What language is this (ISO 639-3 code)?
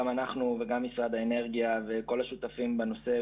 heb